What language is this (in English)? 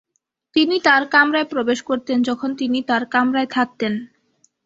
Bangla